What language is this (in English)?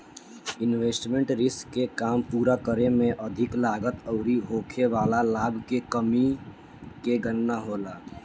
Bhojpuri